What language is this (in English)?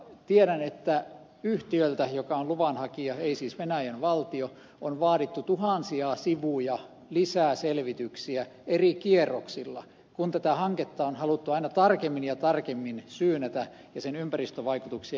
Finnish